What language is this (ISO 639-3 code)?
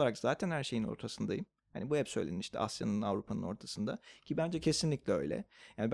tur